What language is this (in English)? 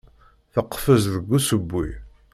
Kabyle